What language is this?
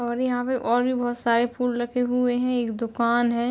Hindi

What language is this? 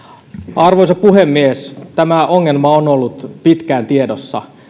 Finnish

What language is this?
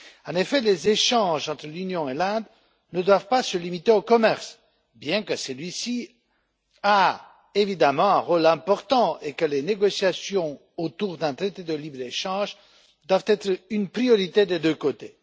French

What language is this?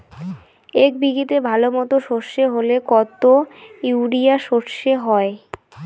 Bangla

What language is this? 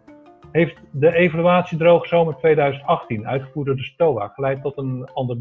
Dutch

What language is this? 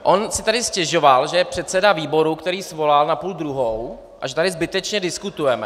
Czech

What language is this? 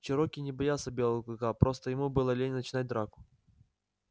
Russian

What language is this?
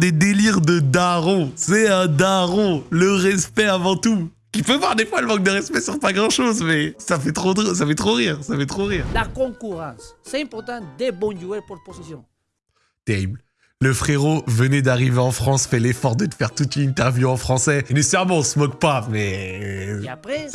French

